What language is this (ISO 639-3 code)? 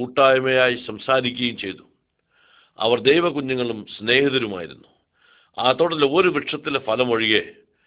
ara